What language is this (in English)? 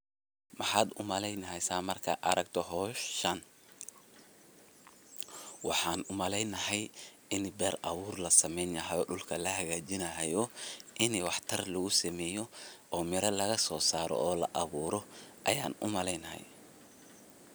Somali